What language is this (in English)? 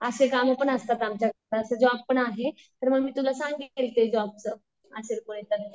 Marathi